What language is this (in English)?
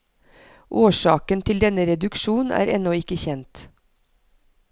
Norwegian